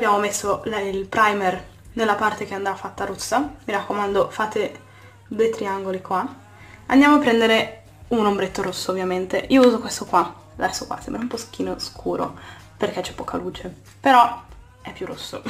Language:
Italian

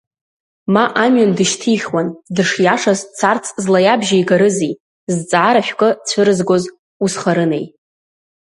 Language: Abkhazian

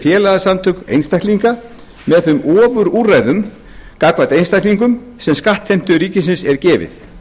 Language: Icelandic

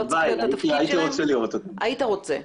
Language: Hebrew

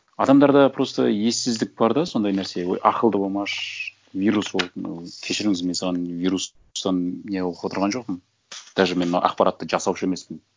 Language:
Kazakh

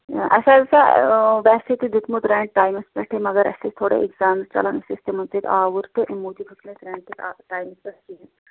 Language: Kashmiri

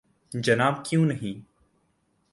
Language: Urdu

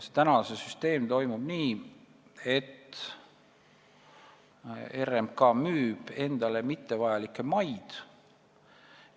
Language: Estonian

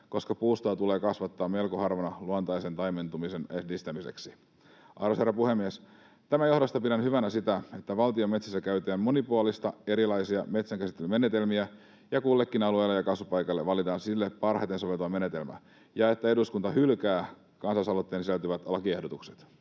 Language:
Finnish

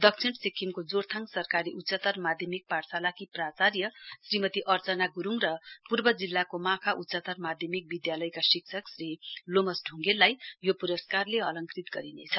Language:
Nepali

